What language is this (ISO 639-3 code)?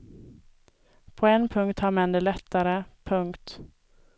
swe